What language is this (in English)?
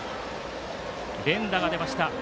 Japanese